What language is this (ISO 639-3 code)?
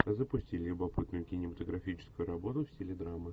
rus